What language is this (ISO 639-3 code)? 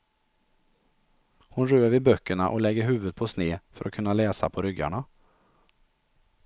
swe